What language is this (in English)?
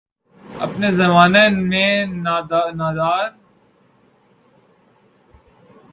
Urdu